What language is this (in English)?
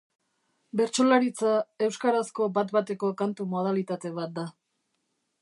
Basque